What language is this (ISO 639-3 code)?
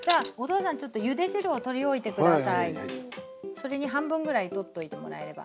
jpn